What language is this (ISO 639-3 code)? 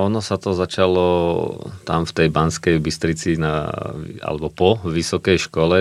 slk